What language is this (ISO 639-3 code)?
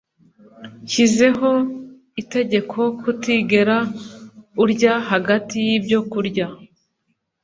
kin